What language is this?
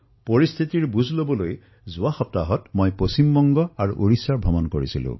Assamese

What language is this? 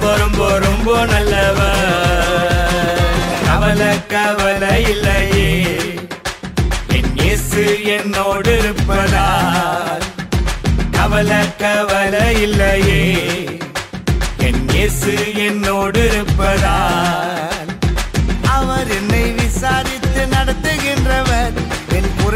Urdu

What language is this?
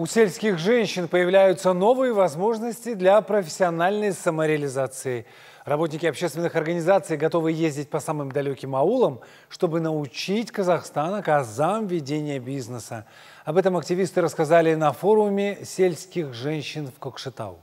Russian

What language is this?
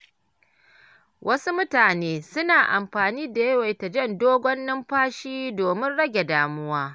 Hausa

